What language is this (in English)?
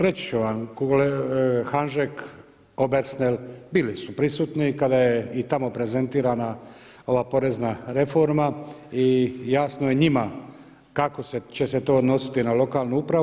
Croatian